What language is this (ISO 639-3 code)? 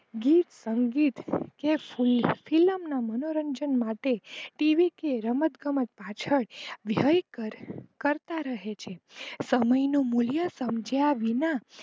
guj